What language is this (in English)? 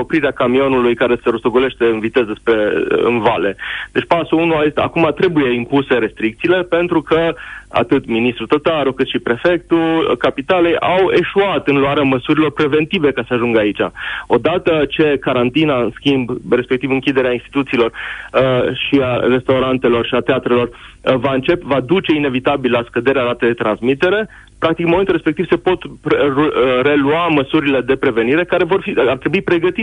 Romanian